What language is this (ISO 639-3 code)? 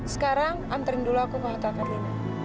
ind